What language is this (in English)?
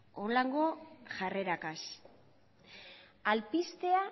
Basque